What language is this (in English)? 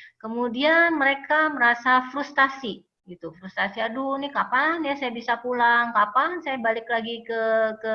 Indonesian